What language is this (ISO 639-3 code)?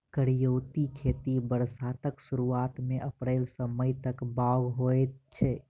mai